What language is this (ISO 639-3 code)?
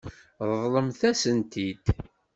kab